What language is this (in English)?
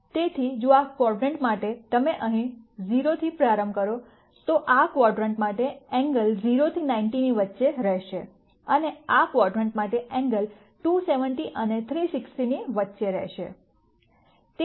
Gujarati